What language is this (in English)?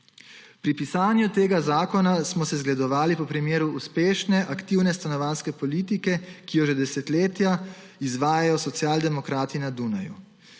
Slovenian